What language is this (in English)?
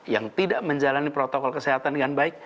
Indonesian